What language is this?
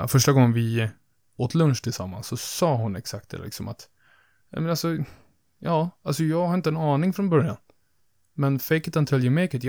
Swedish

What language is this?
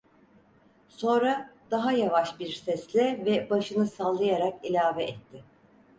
Turkish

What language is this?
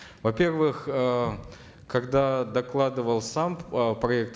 Kazakh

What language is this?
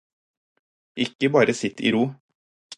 Norwegian Bokmål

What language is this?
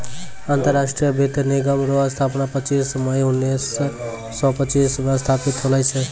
Maithili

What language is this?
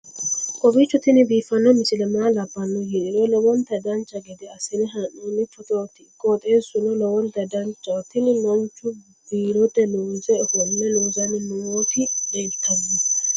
Sidamo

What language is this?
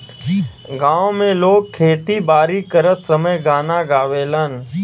Bhojpuri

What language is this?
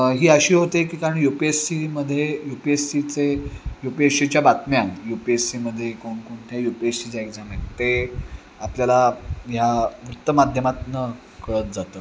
Marathi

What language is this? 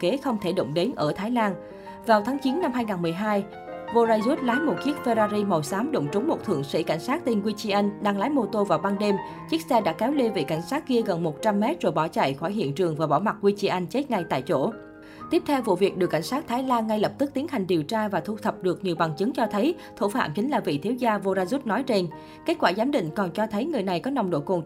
Vietnamese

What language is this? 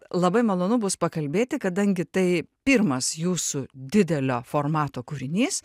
Lithuanian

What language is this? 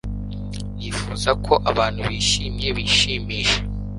Kinyarwanda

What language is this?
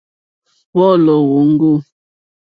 Mokpwe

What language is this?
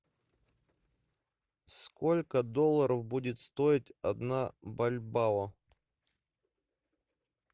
Russian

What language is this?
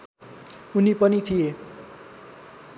Nepali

